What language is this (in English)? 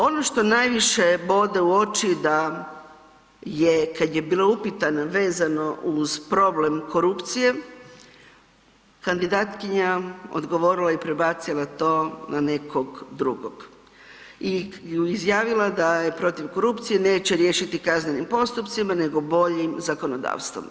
Croatian